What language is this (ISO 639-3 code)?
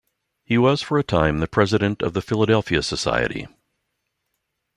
eng